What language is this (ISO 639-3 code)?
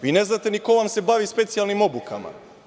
srp